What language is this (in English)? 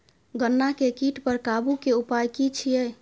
Maithili